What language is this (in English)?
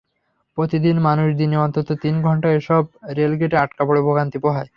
Bangla